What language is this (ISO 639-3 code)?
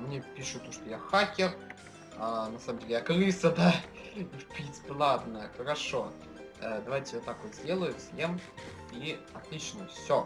rus